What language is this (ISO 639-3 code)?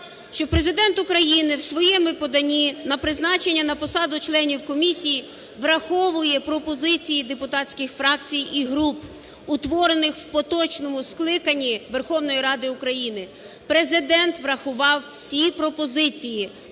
ukr